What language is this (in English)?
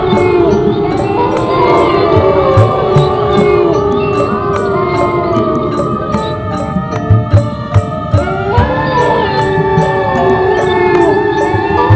Indonesian